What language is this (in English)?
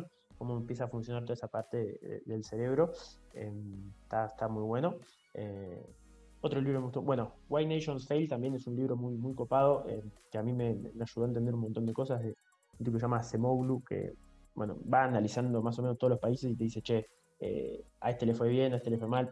Spanish